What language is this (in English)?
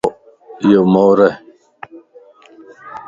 Lasi